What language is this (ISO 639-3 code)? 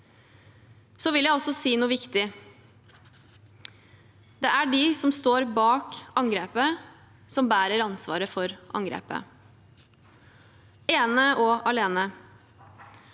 nor